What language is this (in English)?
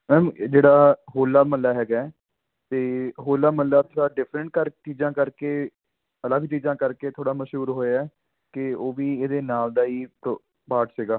Punjabi